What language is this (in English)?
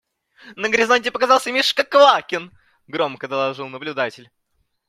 Russian